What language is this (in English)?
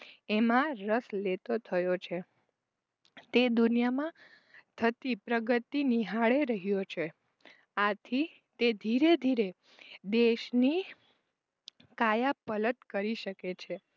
Gujarati